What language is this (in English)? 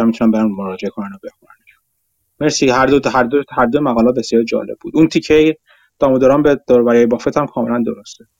Persian